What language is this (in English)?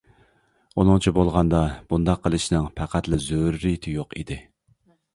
Uyghur